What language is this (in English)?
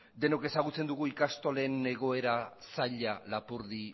Basque